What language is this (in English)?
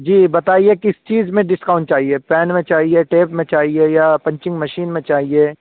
Urdu